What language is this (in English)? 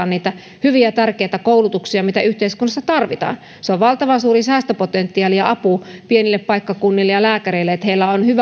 Finnish